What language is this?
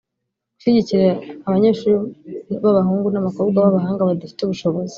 Kinyarwanda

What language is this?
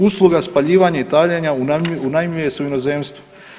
Croatian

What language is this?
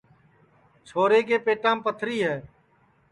Sansi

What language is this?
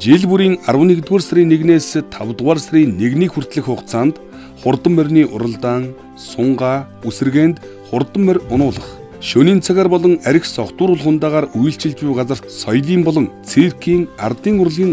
Russian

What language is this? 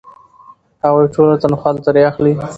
Pashto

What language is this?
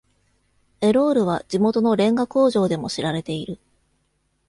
Japanese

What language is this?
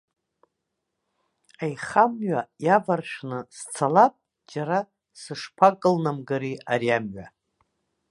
Abkhazian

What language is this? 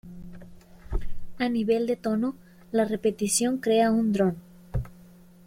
Spanish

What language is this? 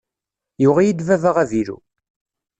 Kabyle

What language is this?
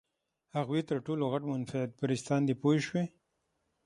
Pashto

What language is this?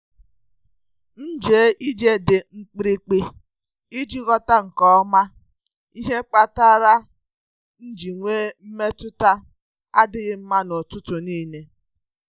Igbo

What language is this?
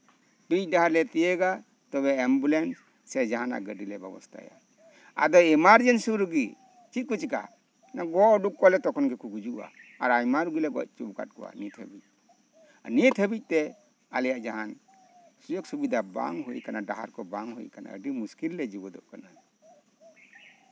Santali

